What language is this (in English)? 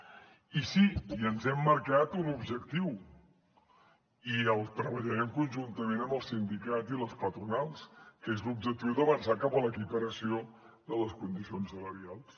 Catalan